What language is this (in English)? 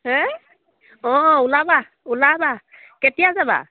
Assamese